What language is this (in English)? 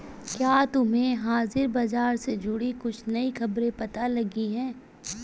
Hindi